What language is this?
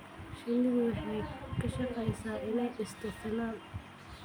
Somali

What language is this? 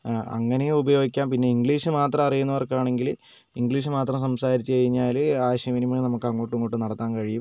Malayalam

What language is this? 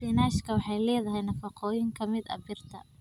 Somali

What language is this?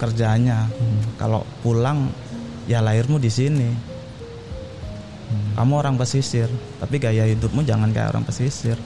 Indonesian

